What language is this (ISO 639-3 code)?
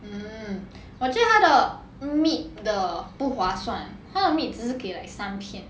eng